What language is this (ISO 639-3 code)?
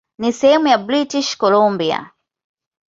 swa